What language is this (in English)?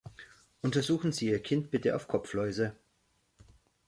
German